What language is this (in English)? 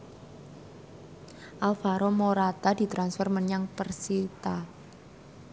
Javanese